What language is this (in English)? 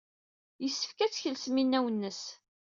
Kabyle